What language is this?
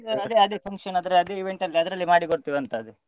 Kannada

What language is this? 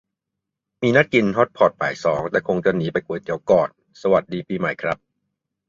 Thai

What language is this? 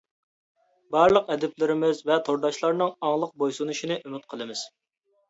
Uyghur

